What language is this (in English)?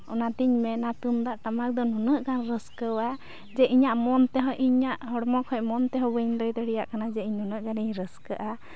Santali